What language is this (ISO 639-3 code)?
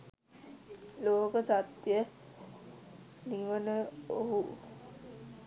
sin